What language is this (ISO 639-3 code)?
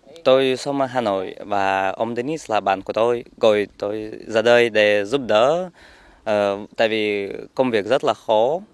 vie